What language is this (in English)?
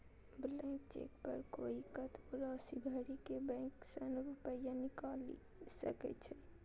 Maithili